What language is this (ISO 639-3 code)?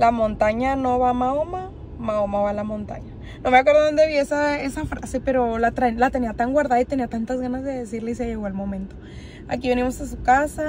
spa